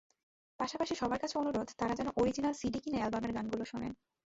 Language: Bangla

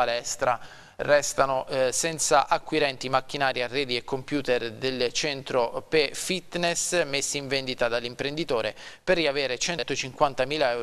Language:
Italian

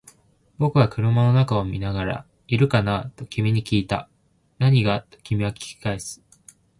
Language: Japanese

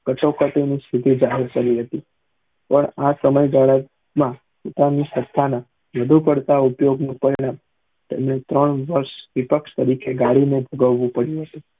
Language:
Gujarati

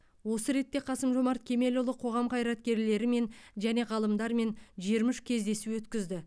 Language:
Kazakh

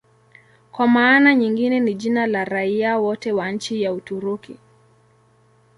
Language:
Swahili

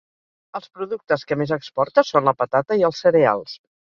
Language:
Catalan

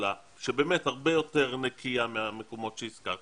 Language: Hebrew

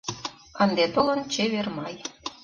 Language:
Mari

